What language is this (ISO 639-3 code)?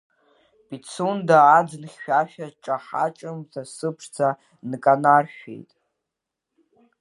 abk